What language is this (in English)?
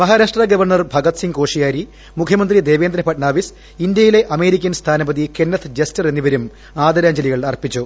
Malayalam